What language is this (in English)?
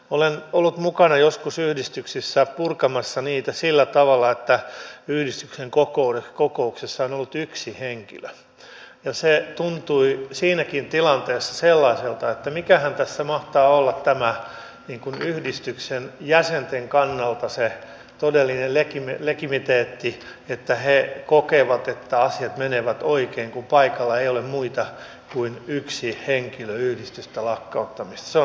Finnish